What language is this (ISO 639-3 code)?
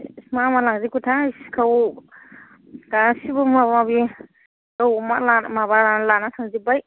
brx